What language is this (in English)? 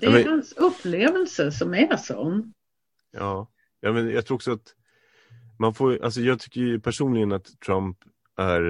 Swedish